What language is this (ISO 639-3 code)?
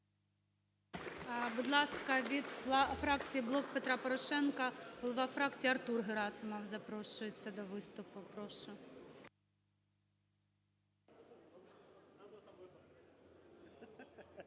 ukr